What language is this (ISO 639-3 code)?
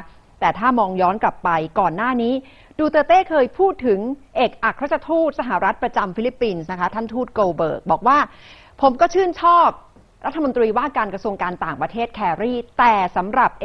tha